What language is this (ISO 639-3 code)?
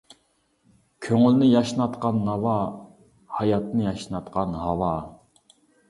uig